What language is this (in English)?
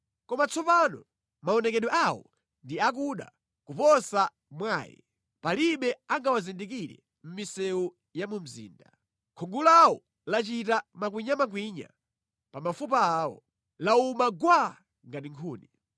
Nyanja